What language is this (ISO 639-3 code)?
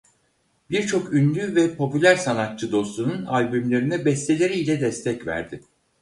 tur